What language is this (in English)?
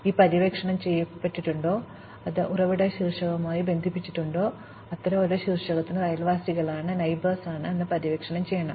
Malayalam